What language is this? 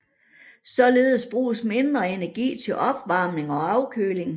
Danish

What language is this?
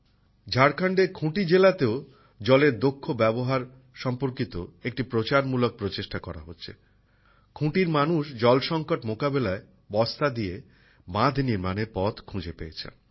Bangla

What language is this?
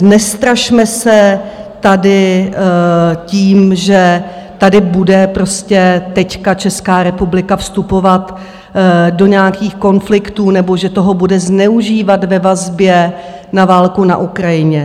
Czech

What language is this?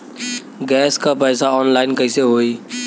Bhojpuri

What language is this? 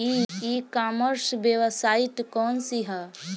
Bhojpuri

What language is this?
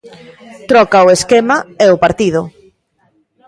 Galician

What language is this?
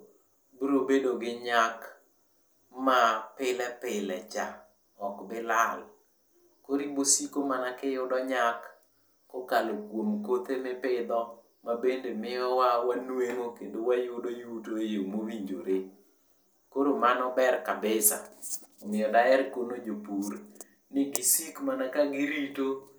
Luo (Kenya and Tanzania)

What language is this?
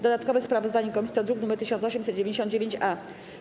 Polish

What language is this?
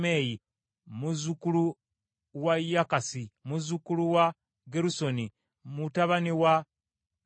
Ganda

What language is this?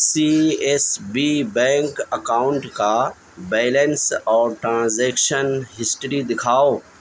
Urdu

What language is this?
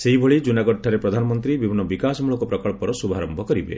Odia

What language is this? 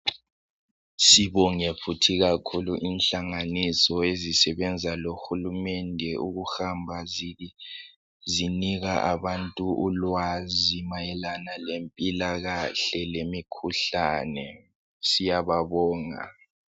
North Ndebele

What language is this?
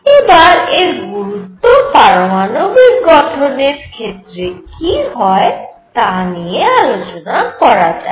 Bangla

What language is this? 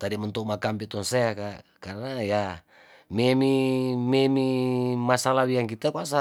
Tondano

